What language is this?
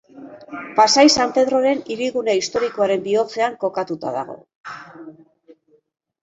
Basque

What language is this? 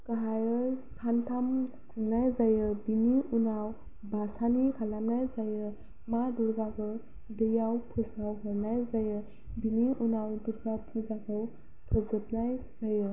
Bodo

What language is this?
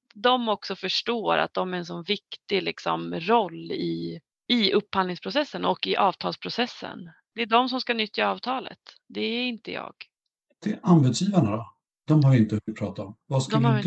Swedish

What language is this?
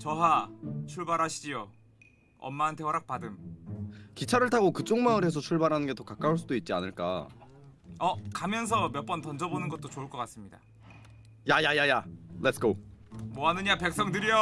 Korean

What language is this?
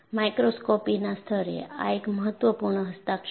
Gujarati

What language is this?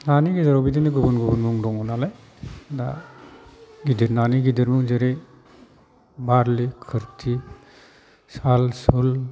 Bodo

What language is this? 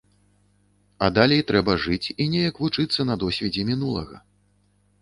Belarusian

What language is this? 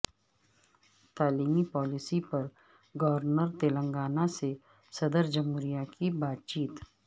Urdu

